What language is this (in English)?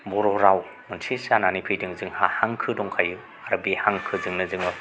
Bodo